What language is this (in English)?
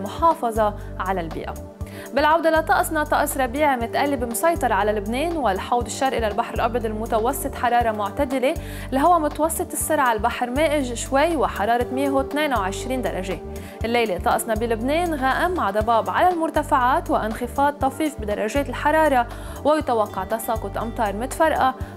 Arabic